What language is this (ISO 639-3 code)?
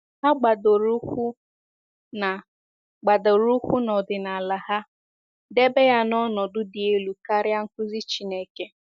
ibo